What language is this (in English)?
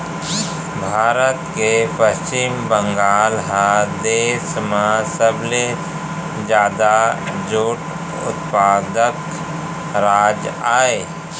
Chhattisgarhi